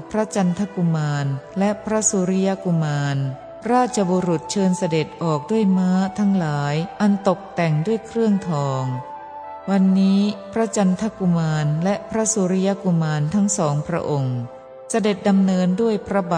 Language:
Thai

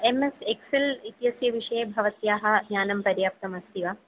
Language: Sanskrit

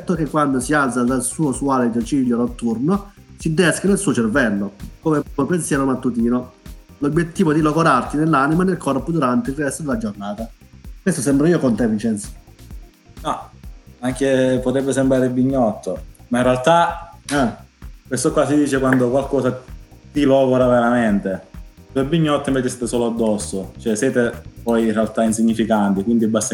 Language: Italian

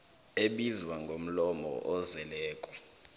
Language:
South Ndebele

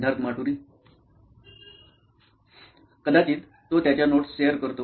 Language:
Marathi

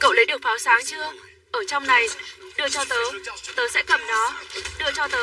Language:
Vietnamese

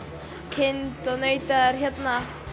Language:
Icelandic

